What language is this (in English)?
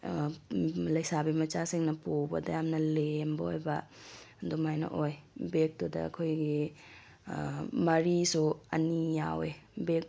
Manipuri